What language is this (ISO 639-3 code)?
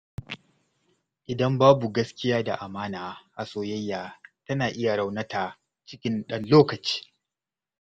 hau